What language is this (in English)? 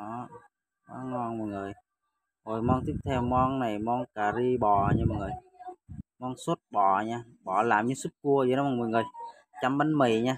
Vietnamese